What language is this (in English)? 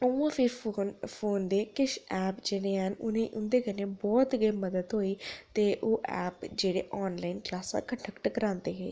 Dogri